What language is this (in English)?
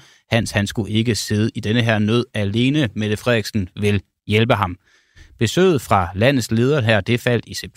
Danish